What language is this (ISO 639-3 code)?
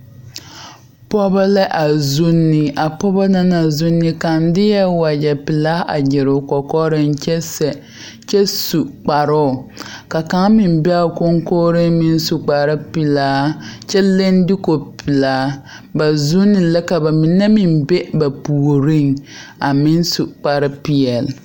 dga